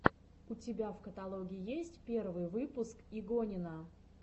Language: Russian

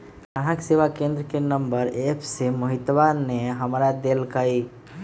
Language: Magahi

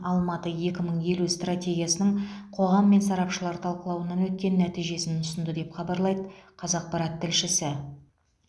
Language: Kazakh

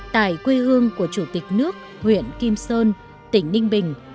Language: Vietnamese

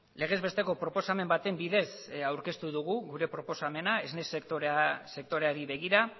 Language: Basque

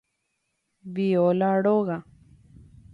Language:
Guarani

